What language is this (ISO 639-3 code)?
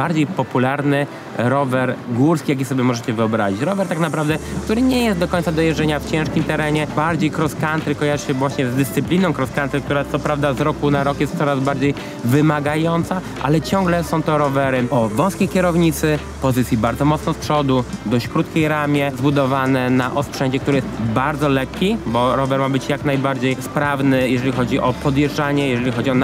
pol